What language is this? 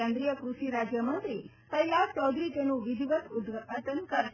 Gujarati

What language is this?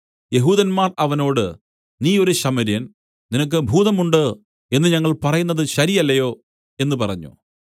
Malayalam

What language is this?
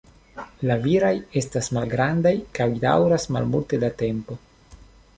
Esperanto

